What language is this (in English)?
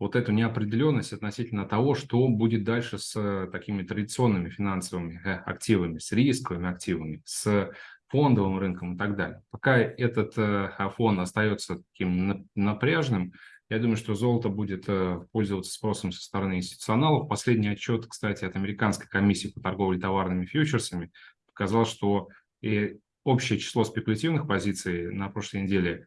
Russian